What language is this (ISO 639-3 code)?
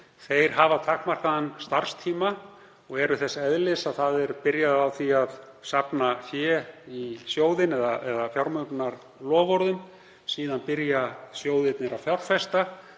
isl